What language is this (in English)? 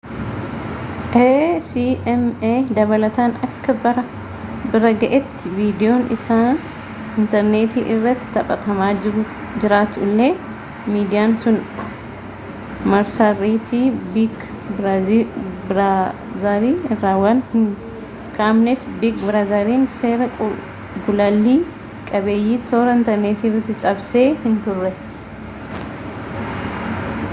Oromo